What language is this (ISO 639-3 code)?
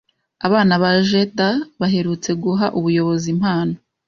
kin